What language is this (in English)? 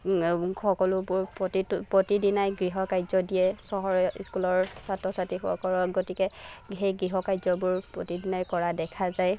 Assamese